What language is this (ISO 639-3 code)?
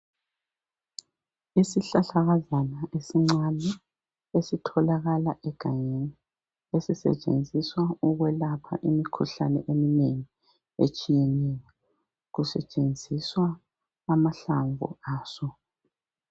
nde